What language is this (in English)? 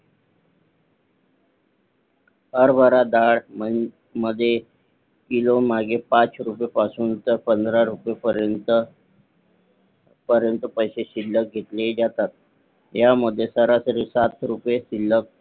Marathi